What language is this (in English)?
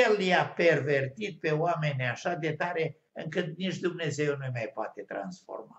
Romanian